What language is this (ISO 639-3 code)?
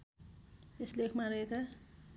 nep